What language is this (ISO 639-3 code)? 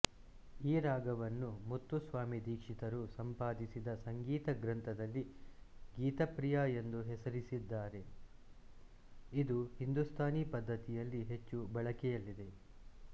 kan